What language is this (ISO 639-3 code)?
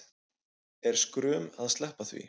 isl